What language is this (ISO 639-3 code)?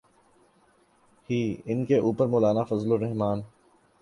urd